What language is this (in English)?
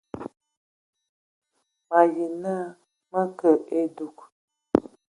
Ewondo